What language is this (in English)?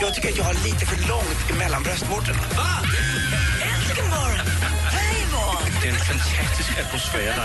Swedish